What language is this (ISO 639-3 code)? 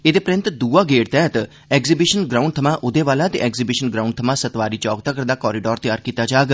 doi